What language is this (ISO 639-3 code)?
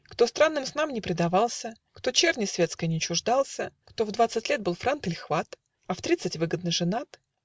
rus